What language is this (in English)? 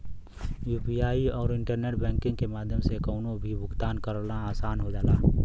Bhojpuri